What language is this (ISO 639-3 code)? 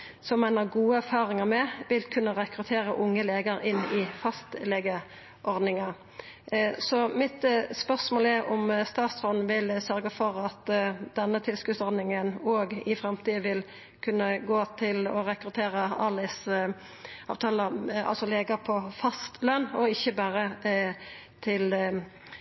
nno